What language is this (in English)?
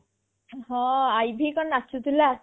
Odia